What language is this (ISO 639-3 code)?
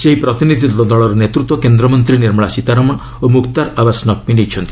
ori